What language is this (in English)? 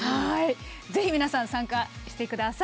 Japanese